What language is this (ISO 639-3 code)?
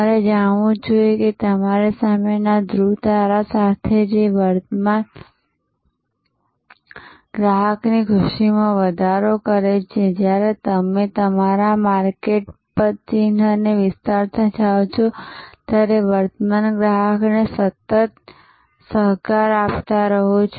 guj